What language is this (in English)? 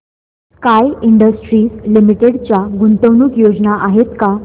Marathi